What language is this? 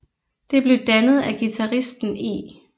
Danish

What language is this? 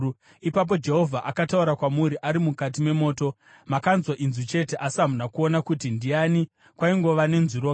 Shona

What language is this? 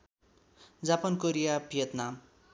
Nepali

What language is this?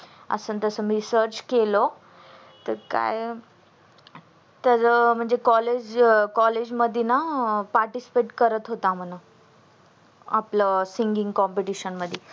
Marathi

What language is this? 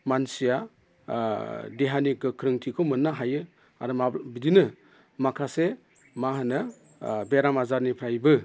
Bodo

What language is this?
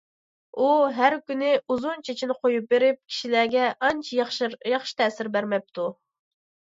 Uyghur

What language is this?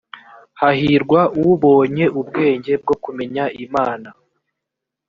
Kinyarwanda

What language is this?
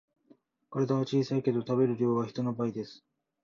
Japanese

